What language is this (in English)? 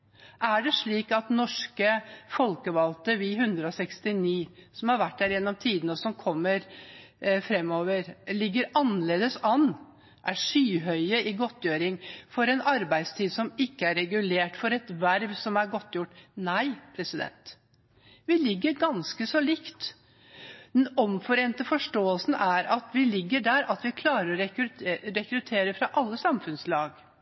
Norwegian Bokmål